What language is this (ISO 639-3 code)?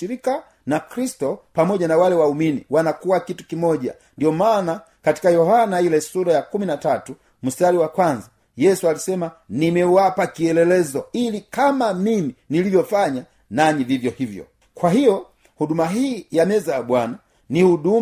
swa